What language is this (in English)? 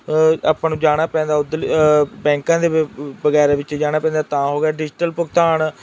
Punjabi